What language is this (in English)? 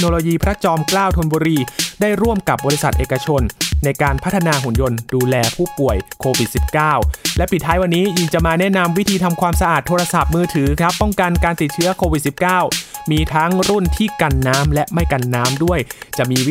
Thai